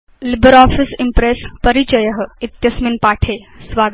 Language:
Sanskrit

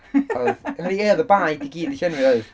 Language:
Welsh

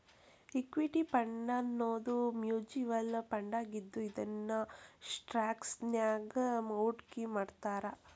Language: Kannada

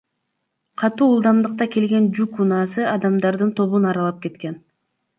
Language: Kyrgyz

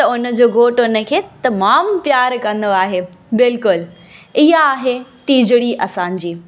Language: Sindhi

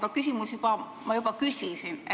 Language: Estonian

